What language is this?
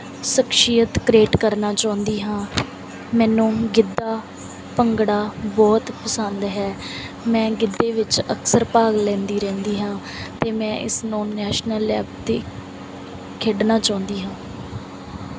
Punjabi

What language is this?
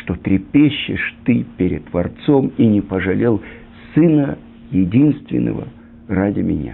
Russian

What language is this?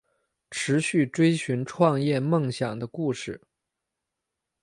Chinese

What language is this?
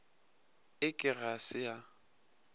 Northern Sotho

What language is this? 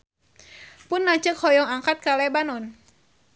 Sundanese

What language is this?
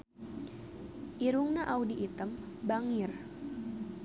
Sundanese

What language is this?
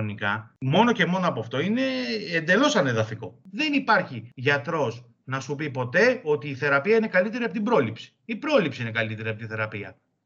Greek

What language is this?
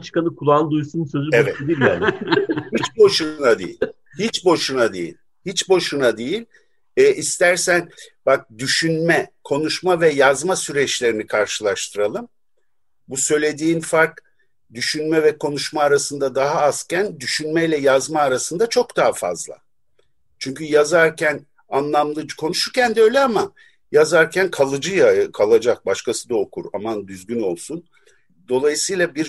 Turkish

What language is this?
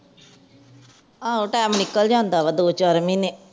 Punjabi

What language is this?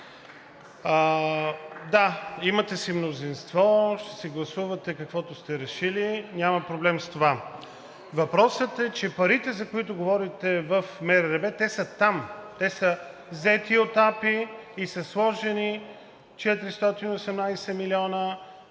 Bulgarian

